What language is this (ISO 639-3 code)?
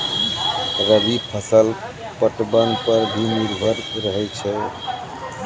mai